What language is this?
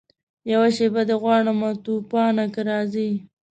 Pashto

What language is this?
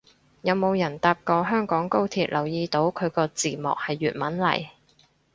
Cantonese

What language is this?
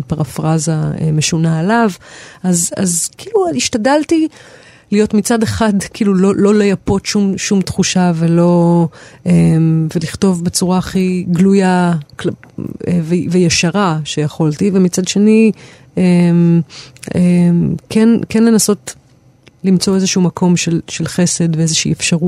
Hebrew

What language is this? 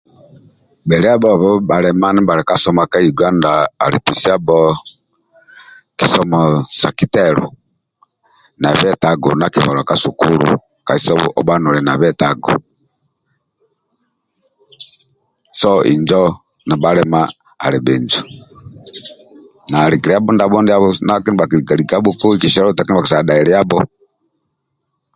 Amba (Uganda)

